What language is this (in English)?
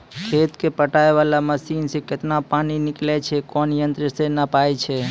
Maithili